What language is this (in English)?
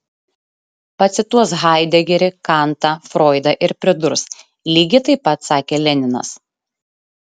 Lithuanian